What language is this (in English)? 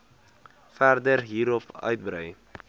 Afrikaans